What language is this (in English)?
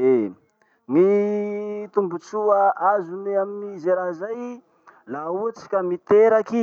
Masikoro Malagasy